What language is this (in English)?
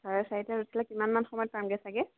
Assamese